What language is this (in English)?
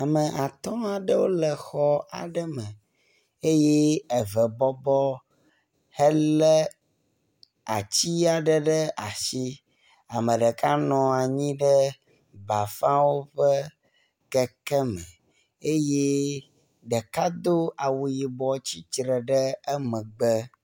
Ewe